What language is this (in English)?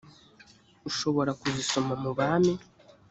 Kinyarwanda